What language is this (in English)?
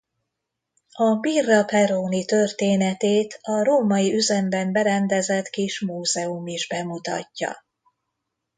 Hungarian